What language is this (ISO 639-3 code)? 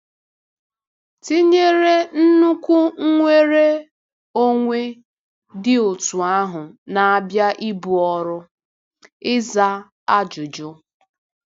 ibo